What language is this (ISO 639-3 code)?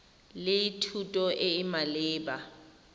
tsn